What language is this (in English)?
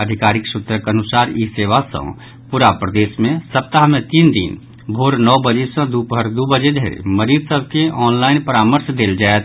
Maithili